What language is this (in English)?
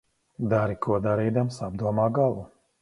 Latvian